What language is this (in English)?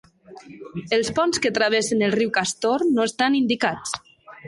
Catalan